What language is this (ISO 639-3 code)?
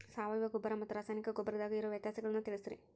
kan